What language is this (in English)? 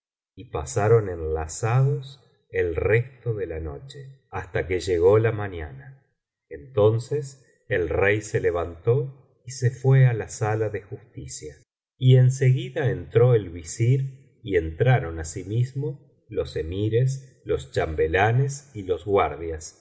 Spanish